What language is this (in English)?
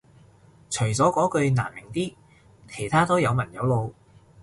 Cantonese